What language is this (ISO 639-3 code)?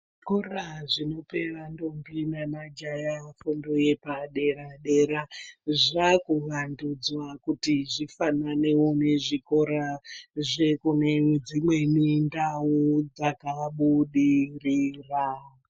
ndc